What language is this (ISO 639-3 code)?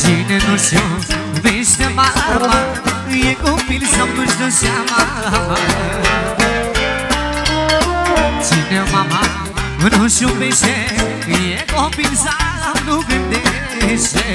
ron